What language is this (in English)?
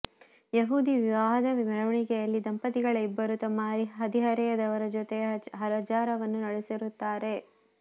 Kannada